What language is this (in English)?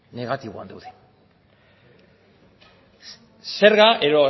Basque